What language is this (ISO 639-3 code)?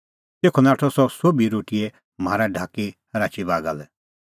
kfx